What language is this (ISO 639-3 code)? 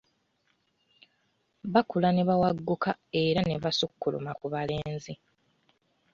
lug